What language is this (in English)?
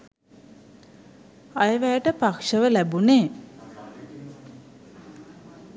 Sinhala